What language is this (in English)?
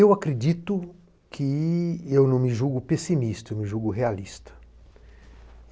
Portuguese